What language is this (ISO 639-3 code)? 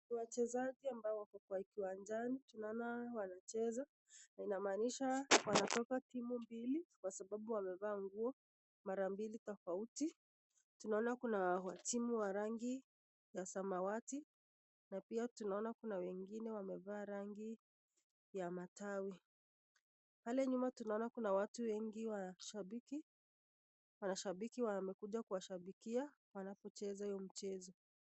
swa